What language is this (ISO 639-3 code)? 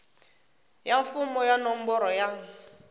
tso